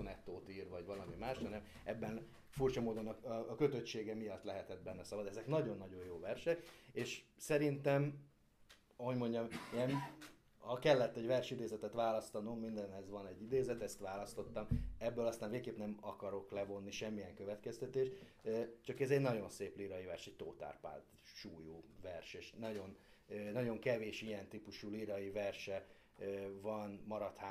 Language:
Hungarian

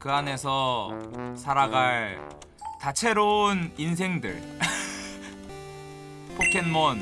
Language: Korean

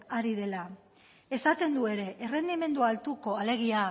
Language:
Basque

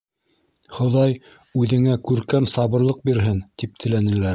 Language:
Bashkir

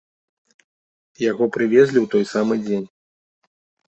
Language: Belarusian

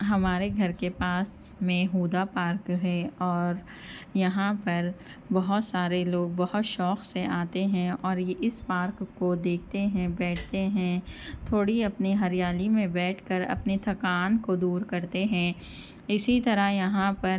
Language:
Urdu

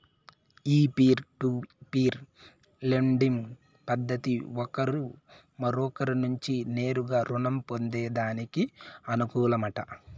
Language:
Telugu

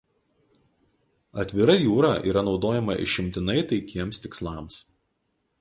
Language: Lithuanian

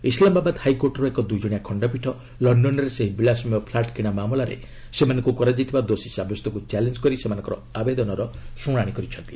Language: Odia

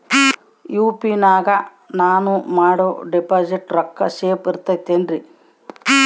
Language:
Kannada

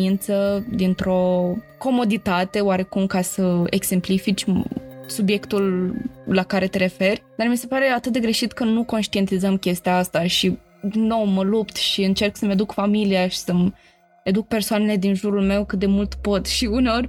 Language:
Romanian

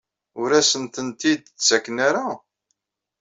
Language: Kabyle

